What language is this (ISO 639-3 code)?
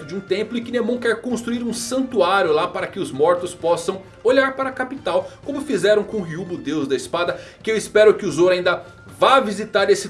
por